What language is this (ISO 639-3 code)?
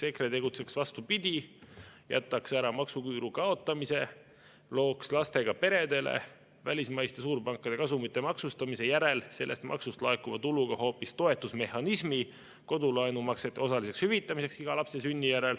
est